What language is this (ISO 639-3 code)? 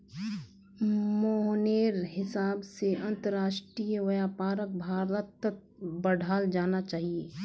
mag